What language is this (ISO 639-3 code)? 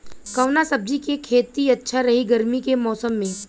bho